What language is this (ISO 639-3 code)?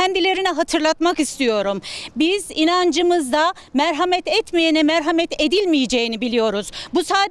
tur